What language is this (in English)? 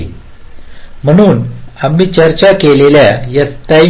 Marathi